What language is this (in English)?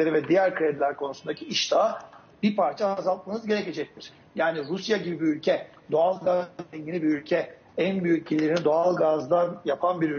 Turkish